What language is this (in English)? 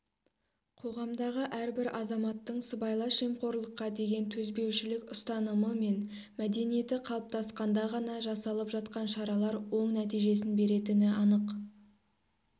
Kazakh